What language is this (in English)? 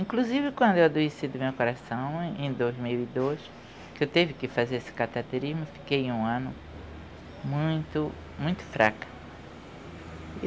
Portuguese